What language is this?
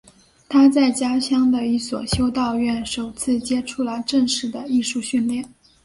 Chinese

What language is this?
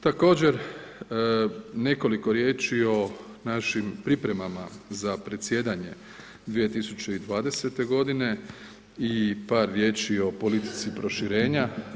Croatian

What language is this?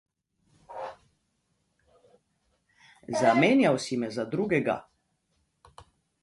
Slovenian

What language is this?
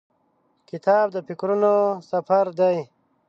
Pashto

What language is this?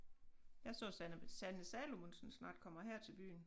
Danish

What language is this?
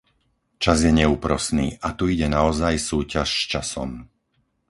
Slovak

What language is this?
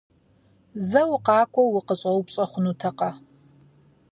Kabardian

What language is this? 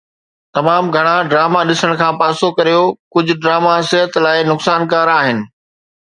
Sindhi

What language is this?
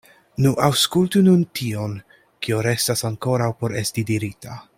Esperanto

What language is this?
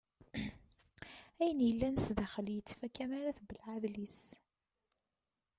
Kabyle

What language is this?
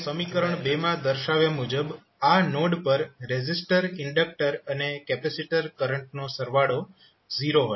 Gujarati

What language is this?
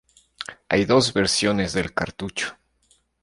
Spanish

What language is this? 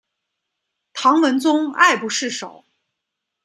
Chinese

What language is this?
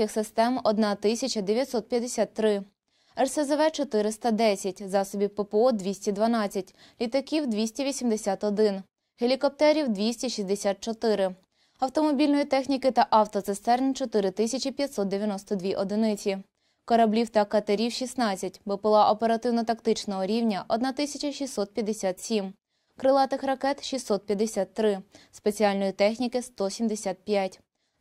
Ukrainian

